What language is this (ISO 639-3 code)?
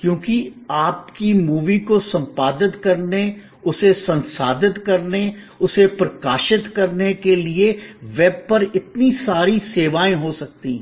hin